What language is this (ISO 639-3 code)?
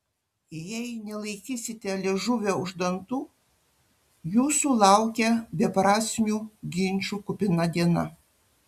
lit